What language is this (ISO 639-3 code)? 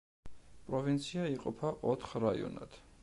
kat